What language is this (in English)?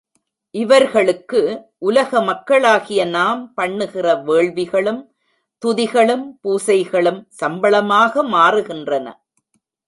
Tamil